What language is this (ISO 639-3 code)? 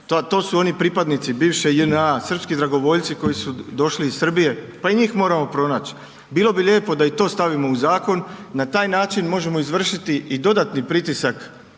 hrv